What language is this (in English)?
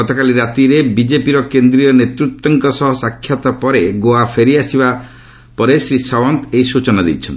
Odia